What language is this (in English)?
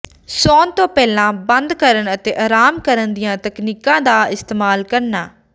Punjabi